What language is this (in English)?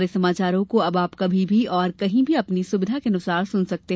Hindi